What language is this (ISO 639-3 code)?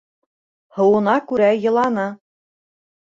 bak